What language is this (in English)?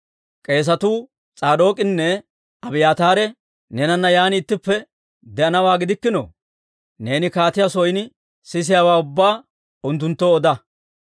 Dawro